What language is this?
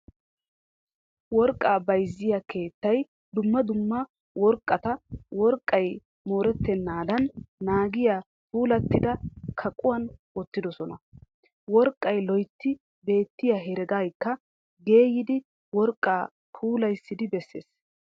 Wolaytta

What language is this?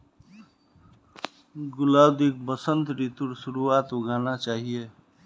Magahi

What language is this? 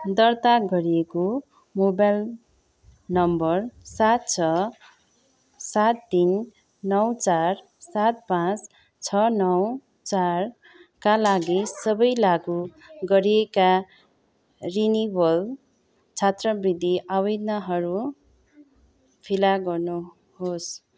Nepali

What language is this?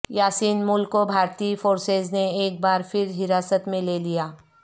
Urdu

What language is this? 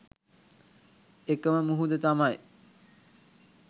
Sinhala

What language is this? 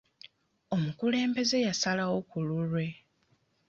Ganda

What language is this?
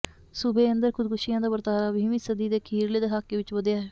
Punjabi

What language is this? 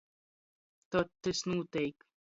Latgalian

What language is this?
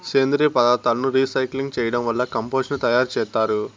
Telugu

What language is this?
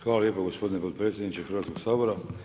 Croatian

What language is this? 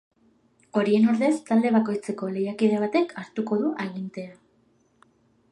Basque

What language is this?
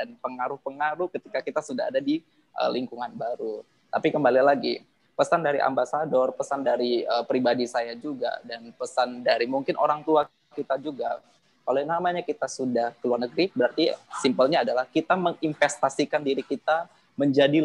Indonesian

